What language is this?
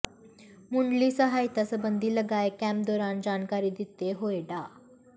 Punjabi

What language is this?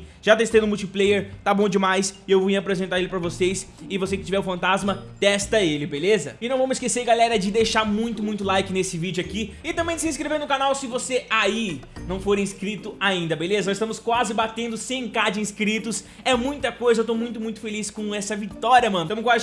Portuguese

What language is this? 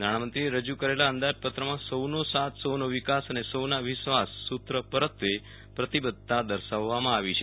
Gujarati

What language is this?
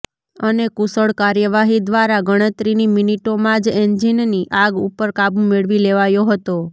Gujarati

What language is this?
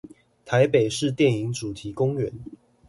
Chinese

